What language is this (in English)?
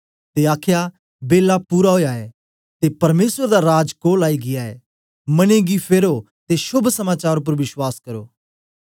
Dogri